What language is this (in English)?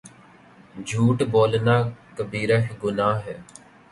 Urdu